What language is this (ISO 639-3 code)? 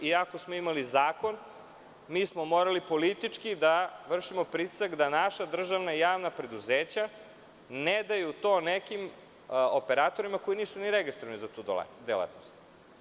srp